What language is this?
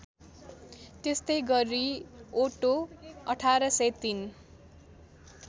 Nepali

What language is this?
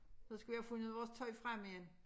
Danish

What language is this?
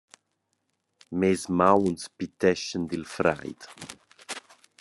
Romansh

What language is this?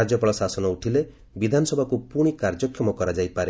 Odia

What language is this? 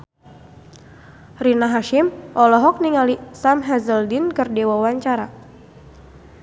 Sundanese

